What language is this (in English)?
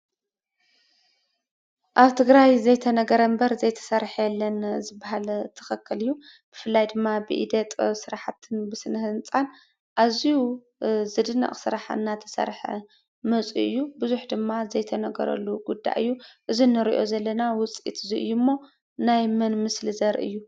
Tigrinya